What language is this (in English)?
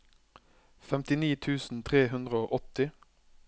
Norwegian